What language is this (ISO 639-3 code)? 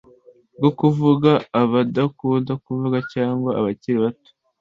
kin